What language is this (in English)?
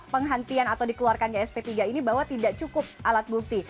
Indonesian